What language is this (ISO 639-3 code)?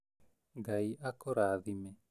kik